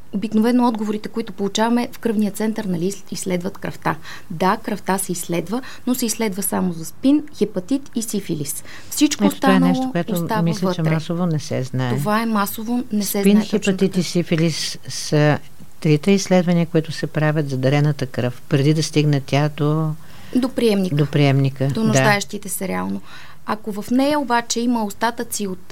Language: Bulgarian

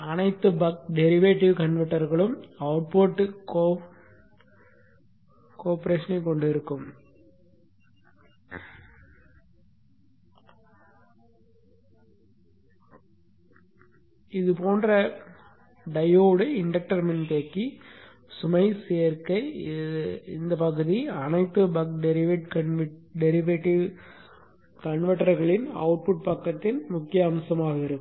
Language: Tamil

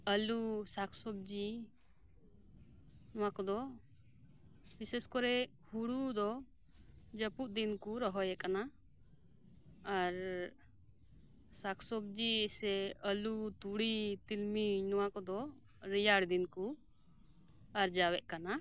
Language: Santali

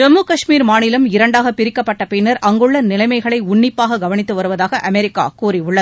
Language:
Tamil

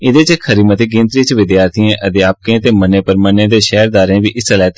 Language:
Dogri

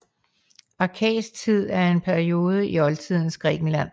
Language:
Danish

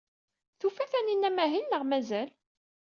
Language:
Kabyle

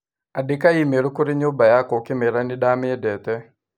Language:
Kikuyu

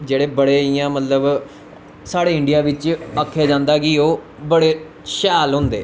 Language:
Dogri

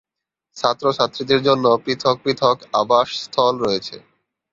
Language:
Bangla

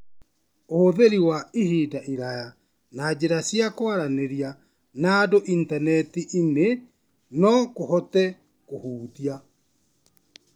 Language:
Kikuyu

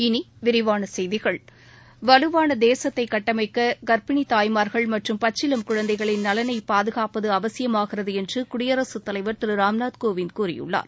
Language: Tamil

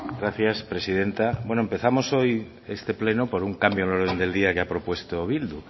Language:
Spanish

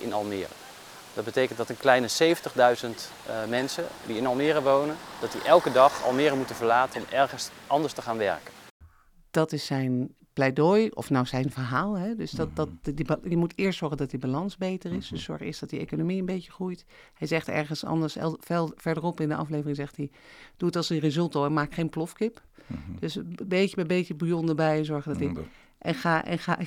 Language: Dutch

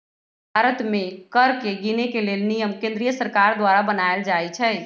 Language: Magahi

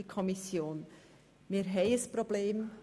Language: Swiss German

